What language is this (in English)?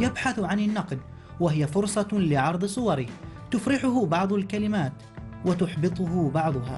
Arabic